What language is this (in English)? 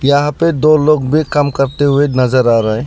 Hindi